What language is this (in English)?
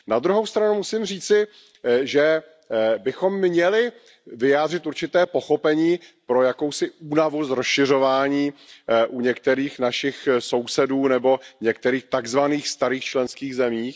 Czech